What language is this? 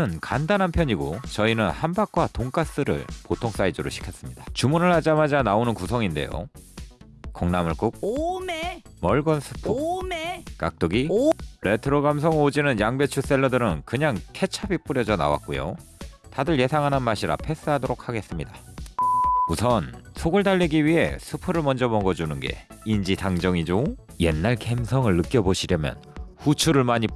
Korean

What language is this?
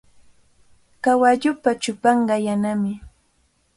Cajatambo North Lima Quechua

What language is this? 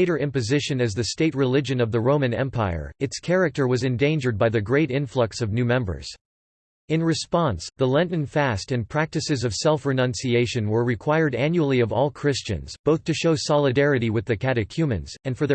English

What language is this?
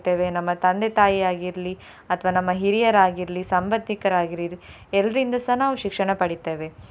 Kannada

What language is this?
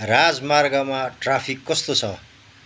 Nepali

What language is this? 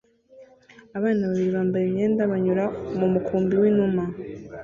Kinyarwanda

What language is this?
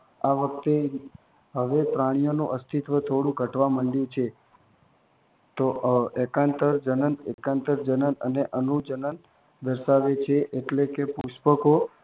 Gujarati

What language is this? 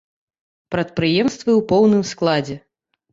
Belarusian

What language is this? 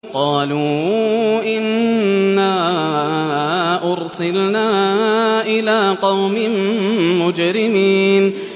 Arabic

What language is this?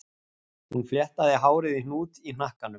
Icelandic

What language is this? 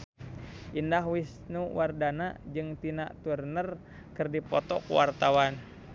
Sundanese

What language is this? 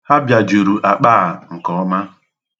Igbo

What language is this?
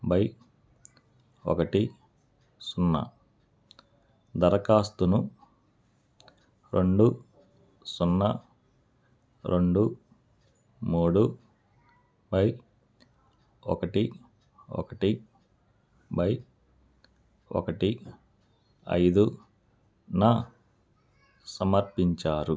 Telugu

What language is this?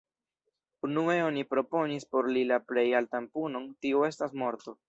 Esperanto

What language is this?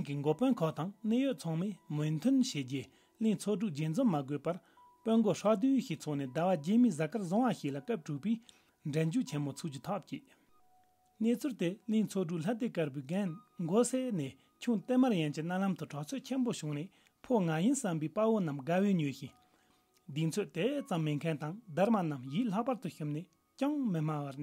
Romanian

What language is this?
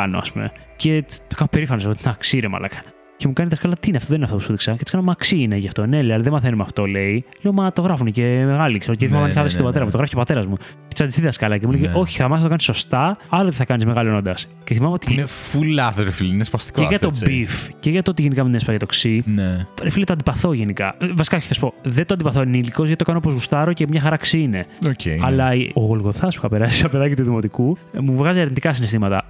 Greek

